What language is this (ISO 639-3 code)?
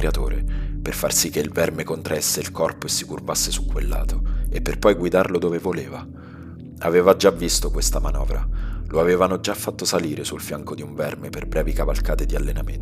ita